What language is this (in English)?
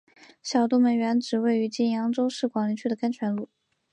Chinese